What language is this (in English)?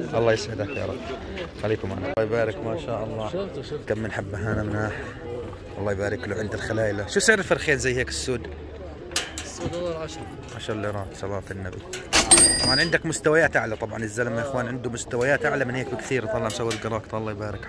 Arabic